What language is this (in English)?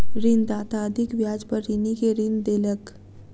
Maithili